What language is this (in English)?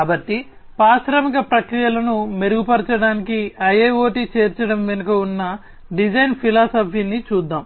Telugu